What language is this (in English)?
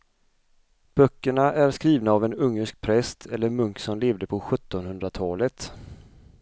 Swedish